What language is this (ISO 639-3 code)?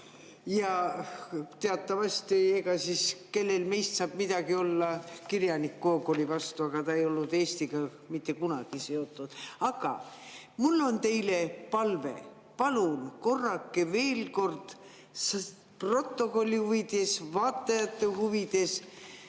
est